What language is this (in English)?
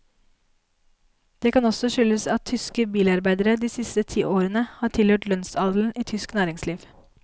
Norwegian